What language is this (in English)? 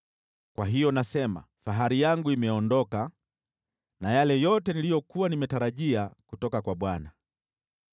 Swahili